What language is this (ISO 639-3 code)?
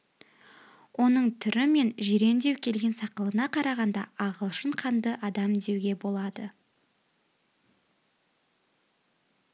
kaz